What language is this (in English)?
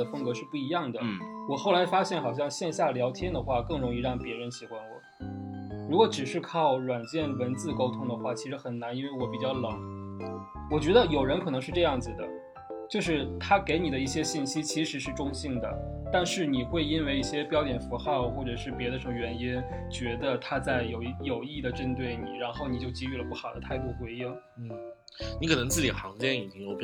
Chinese